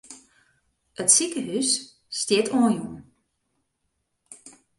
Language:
Western Frisian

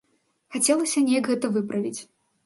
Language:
Belarusian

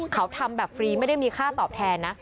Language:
Thai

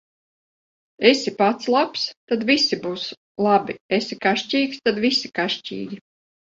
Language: Latvian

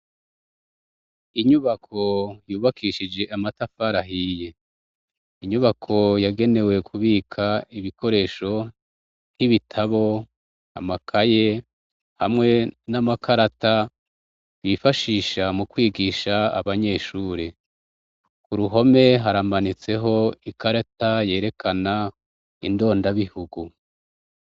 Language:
Rundi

